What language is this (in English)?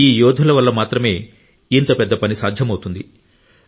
Telugu